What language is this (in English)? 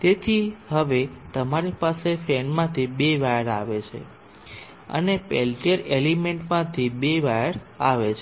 Gujarati